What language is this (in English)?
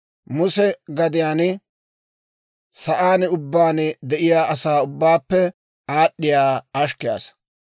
Dawro